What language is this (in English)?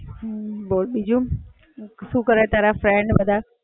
Gujarati